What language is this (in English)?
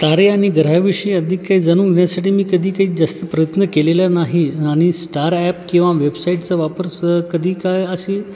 Marathi